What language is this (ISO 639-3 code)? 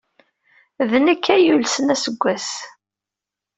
kab